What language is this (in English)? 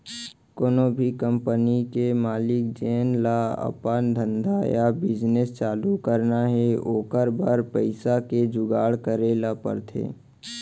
Chhattisgarhi